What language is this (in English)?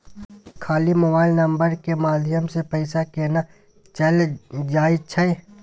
Maithili